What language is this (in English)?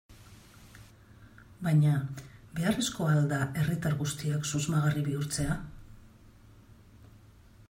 Basque